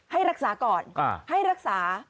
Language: Thai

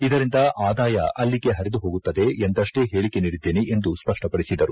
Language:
Kannada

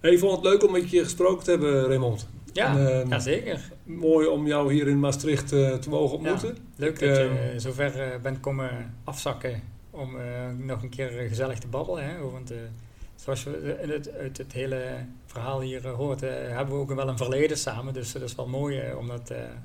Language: Dutch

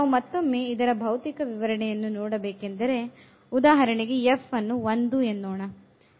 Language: Kannada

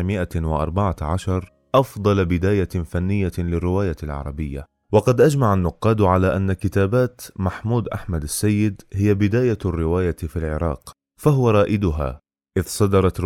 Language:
Arabic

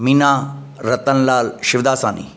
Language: Sindhi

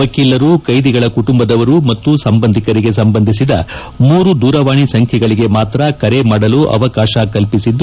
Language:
Kannada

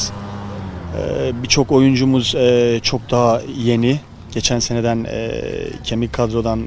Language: Turkish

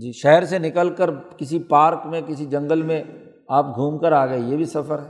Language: Urdu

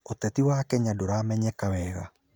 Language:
Kikuyu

